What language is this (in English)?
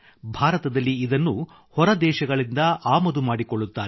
Kannada